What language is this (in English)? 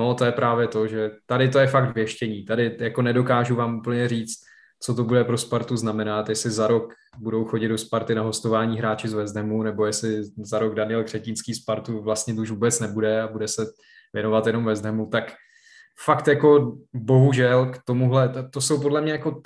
Czech